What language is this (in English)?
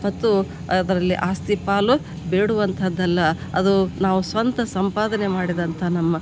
Kannada